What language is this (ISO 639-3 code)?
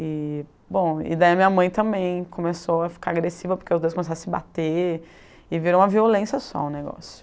por